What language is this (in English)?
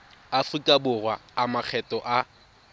Tswana